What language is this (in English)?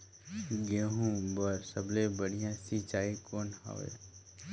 Chhattisgarhi